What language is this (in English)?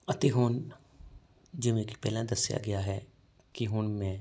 Punjabi